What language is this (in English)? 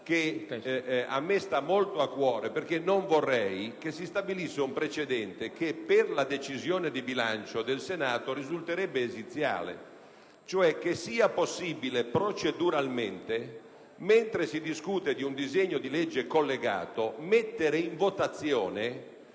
Italian